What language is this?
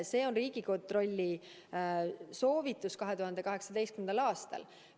Estonian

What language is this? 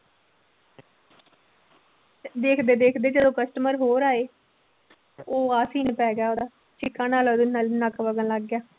Punjabi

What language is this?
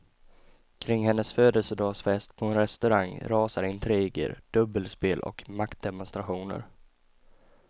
Swedish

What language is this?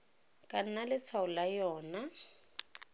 Tswana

